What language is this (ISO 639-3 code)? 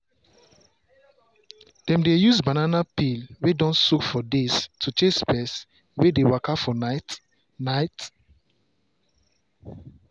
pcm